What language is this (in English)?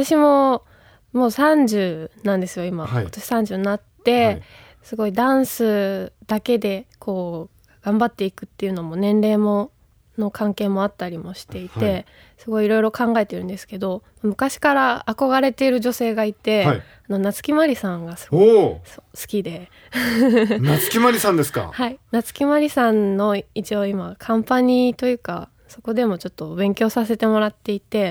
Japanese